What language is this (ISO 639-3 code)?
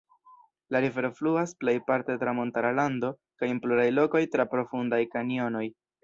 epo